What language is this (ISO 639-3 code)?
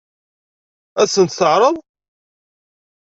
kab